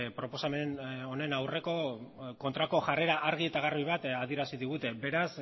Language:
Basque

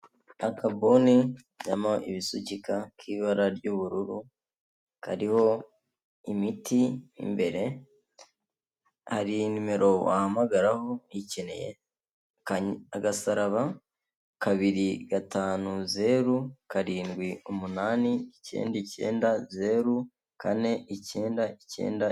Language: Kinyarwanda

